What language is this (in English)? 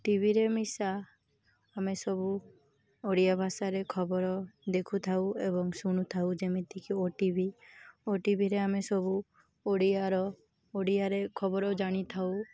Odia